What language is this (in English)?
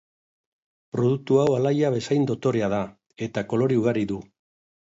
Basque